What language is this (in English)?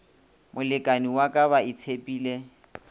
Northern Sotho